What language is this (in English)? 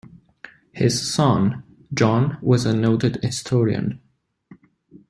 English